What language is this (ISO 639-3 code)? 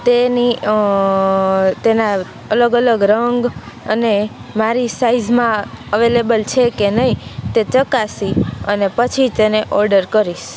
guj